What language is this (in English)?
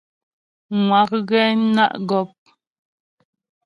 Ghomala